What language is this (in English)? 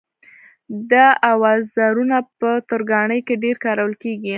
Pashto